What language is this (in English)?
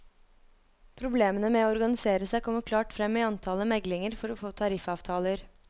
Norwegian